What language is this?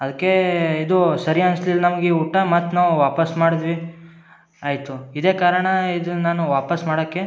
Kannada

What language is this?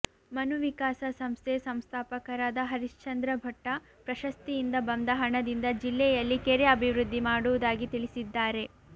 Kannada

